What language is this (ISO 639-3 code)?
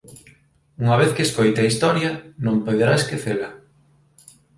glg